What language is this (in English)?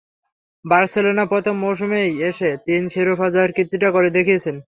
Bangla